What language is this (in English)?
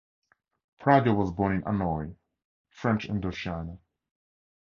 English